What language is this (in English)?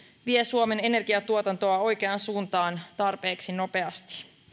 Finnish